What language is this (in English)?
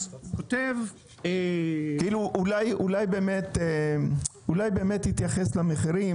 Hebrew